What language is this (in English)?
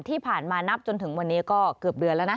Thai